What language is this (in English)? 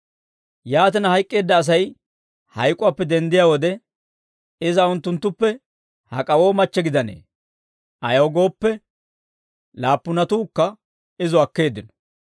Dawro